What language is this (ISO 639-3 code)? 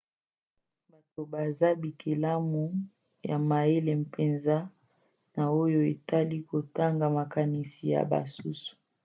lin